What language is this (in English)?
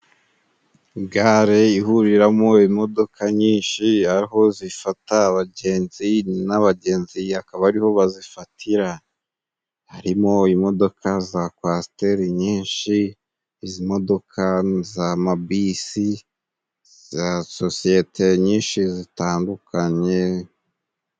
Kinyarwanda